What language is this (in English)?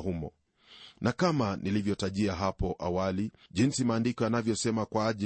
Swahili